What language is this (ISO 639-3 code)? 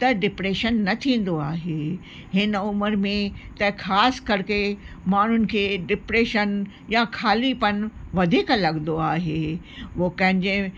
snd